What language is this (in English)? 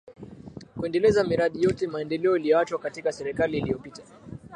Swahili